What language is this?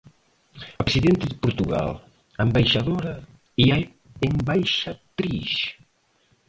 Portuguese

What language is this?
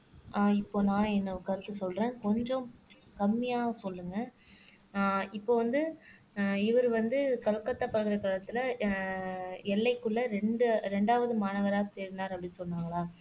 Tamil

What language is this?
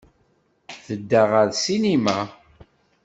Kabyle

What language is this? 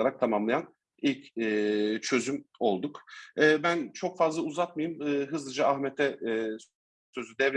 Turkish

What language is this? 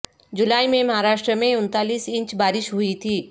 Urdu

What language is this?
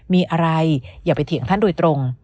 Thai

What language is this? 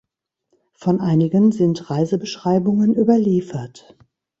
German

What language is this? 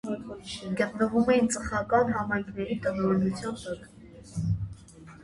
Armenian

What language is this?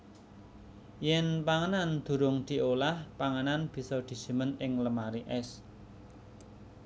Javanese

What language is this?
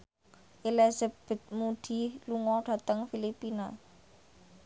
Javanese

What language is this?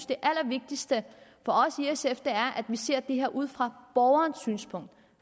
Danish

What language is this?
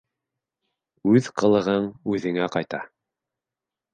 Bashkir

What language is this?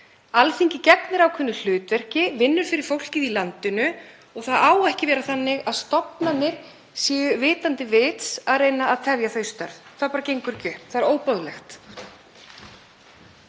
Icelandic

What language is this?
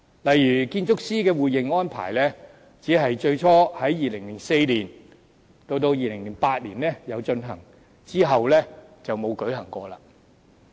Cantonese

